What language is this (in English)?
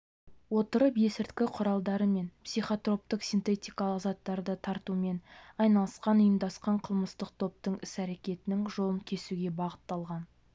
Kazakh